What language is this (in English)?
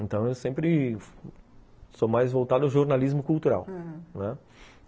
Portuguese